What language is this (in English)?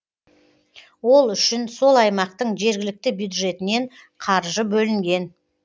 Kazakh